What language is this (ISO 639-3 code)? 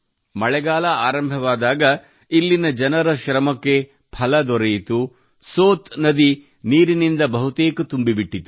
kan